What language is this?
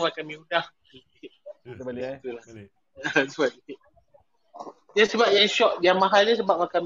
Malay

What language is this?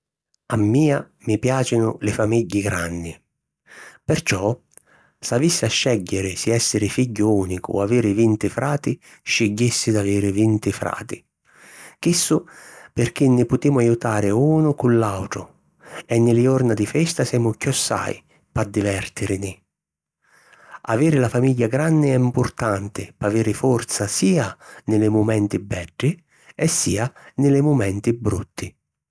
Sicilian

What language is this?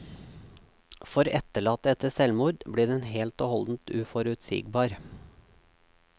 Norwegian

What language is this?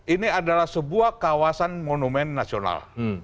Indonesian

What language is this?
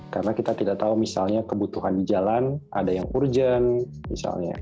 Indonesian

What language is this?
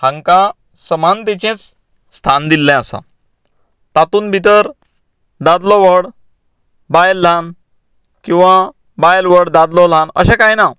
Konkani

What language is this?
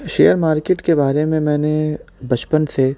Urdu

